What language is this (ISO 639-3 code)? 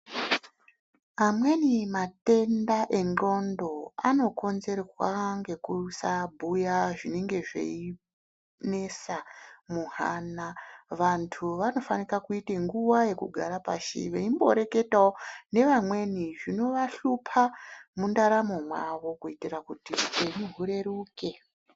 ndc